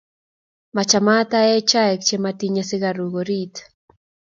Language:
Kalenjin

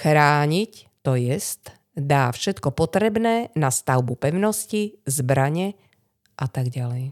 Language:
Slovak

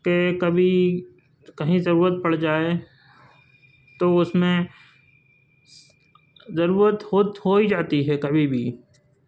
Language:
Urdu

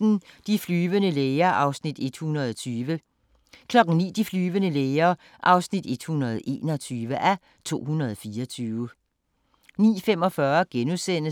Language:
Danish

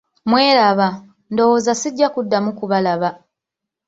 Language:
Ganda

